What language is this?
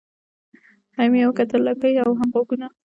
Pashto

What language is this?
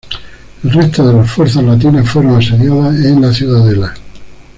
Spanish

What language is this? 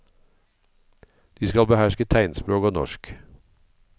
Norwegian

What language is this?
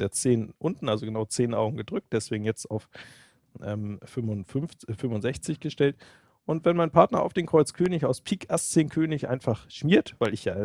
German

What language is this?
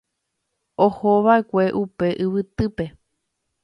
Guarani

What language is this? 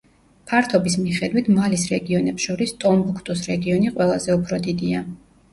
Georgian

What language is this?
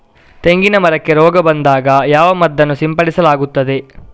Kannada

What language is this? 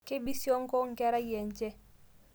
Masai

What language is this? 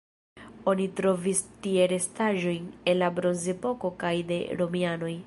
Esperanto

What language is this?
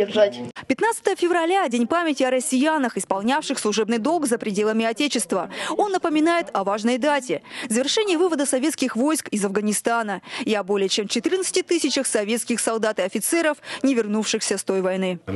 Russian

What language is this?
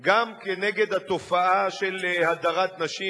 Hebrew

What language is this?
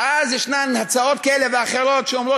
Hebrew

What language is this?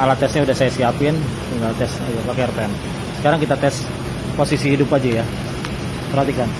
Indonesian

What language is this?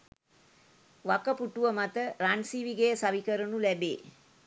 Sinhala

